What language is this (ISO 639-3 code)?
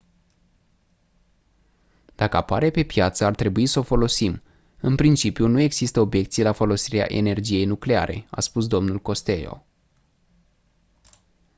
ron